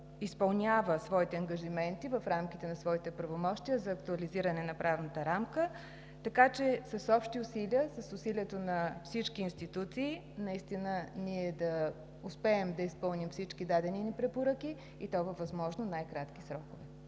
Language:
Bulgarian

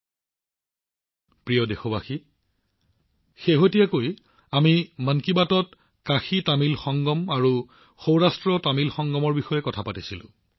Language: Assamese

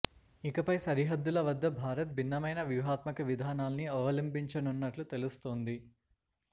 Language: Telugu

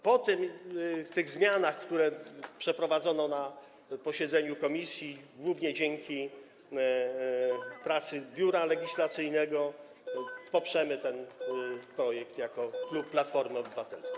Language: Polish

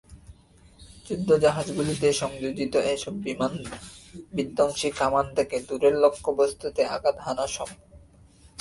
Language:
Bangla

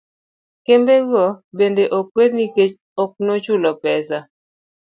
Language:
Luo (Kenya and Tanzania)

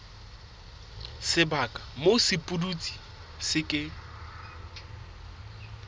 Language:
Southern Sotho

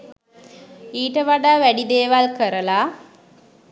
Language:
Sinhala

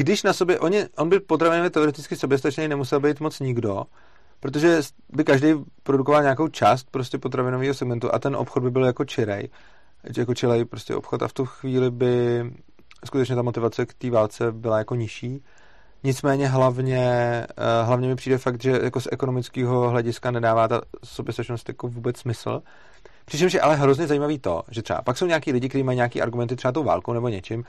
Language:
Czech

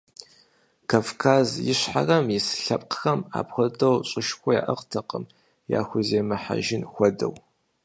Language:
Kabardian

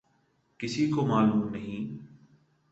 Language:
Urdu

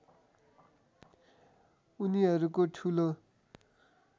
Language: Nepali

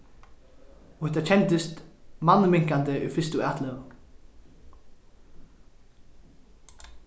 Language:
Faroese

